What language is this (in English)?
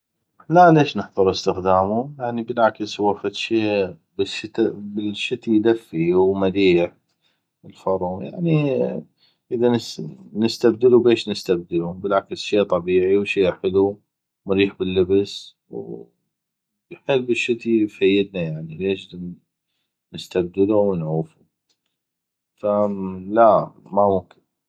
North Mesopotamian Arabic